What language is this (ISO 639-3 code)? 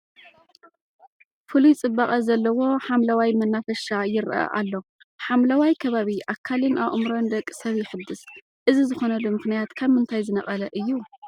tir